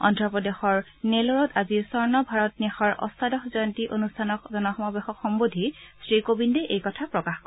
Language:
Assamese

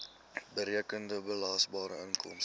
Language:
Afrikaans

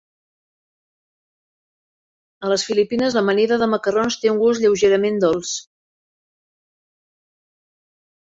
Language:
Catalan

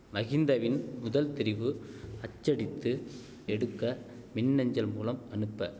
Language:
Tamil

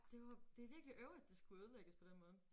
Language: Danish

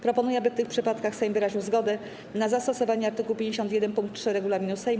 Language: Polish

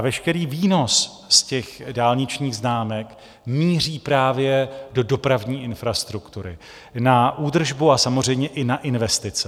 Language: Czech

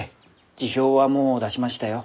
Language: Japanese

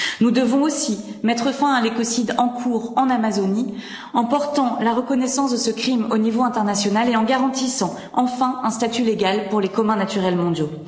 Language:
French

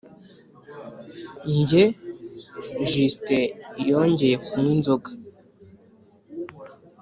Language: Kinyarwanda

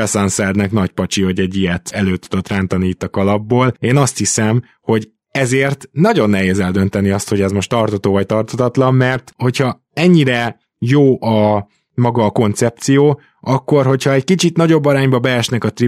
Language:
Hungarian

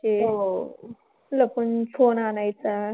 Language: Marathi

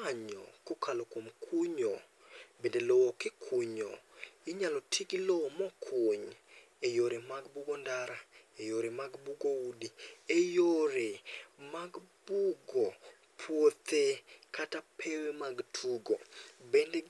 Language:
Luo (Kenya and Tanzania)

